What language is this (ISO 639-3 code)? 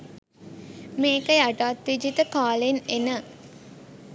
sin